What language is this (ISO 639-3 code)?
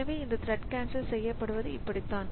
tam